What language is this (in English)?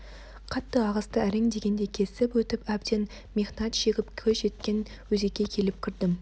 Kazakh